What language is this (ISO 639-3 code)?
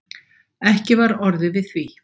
isl